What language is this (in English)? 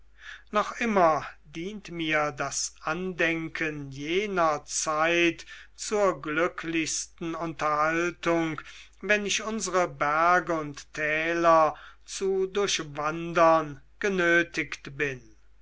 German